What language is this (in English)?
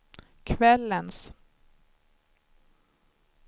Swedish